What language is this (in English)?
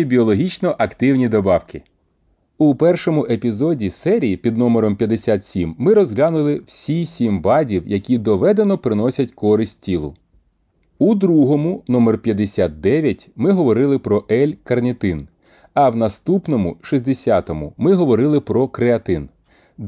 Ukrainian